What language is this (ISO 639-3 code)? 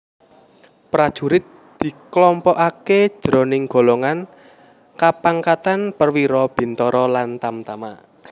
jav